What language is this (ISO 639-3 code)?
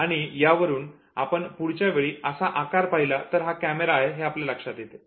mar